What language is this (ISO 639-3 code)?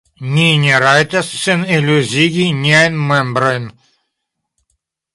epo